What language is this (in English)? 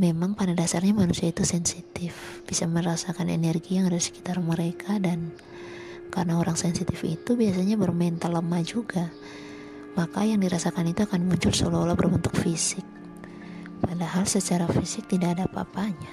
Indonesian